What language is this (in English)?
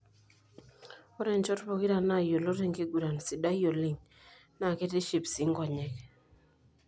Masai